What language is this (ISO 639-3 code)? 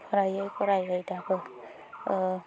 brx